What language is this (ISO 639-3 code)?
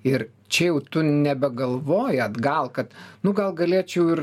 lit